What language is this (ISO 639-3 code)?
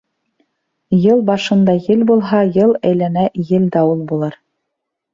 bak